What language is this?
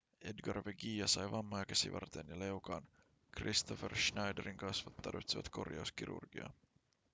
Finnish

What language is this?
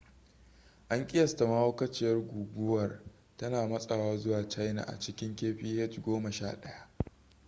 Hausa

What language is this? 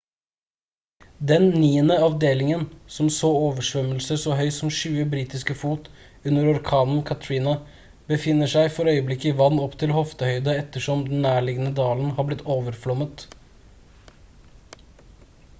Norwegian Bokmål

